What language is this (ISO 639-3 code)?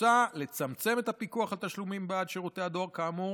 heb